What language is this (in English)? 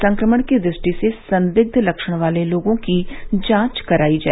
Hindi